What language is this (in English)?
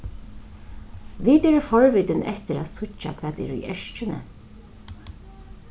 Faroese